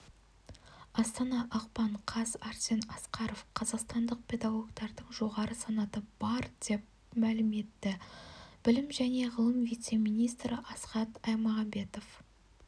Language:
Kazakh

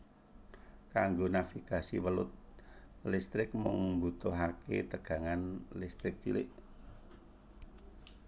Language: Javanese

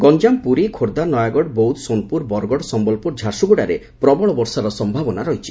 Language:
Odia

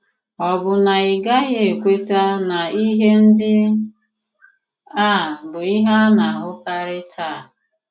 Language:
Igbo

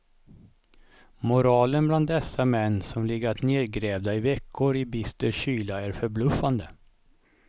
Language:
Swedish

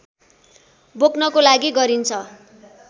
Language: Nepali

